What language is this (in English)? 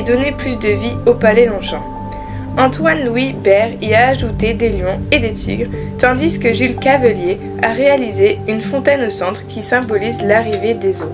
French